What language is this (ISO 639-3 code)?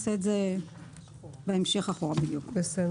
heb